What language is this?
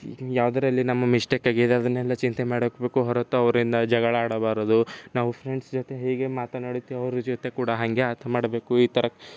Kannada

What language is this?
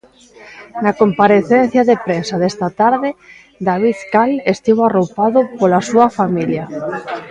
Galician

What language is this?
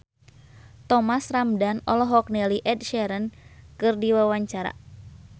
Sundanese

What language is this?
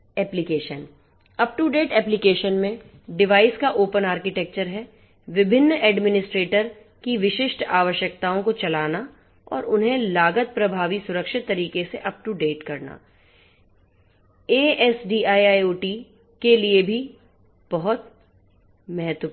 Hindi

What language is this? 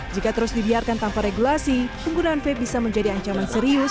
Indonesian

